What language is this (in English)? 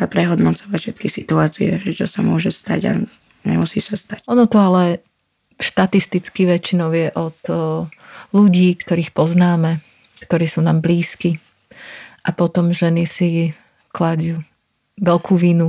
Slovak